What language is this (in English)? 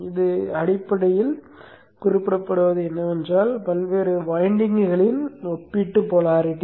Tamil